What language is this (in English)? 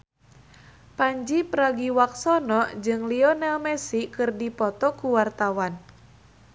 Sundanese